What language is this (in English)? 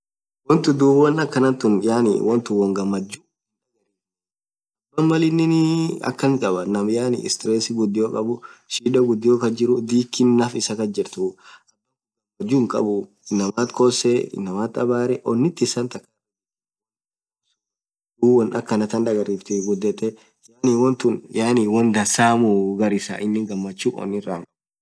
Orma